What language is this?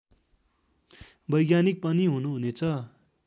Nepali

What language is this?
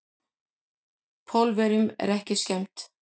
Icelandic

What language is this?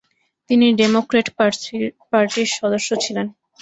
Bangla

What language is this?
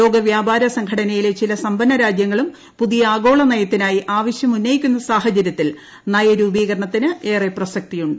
Malayalam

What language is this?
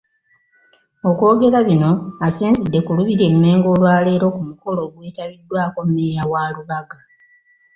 Ganda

